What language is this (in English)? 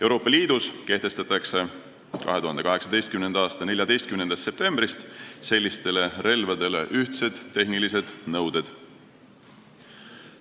Estonian